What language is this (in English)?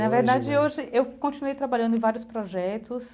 Portuguese